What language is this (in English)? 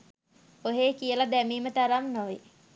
Sinhala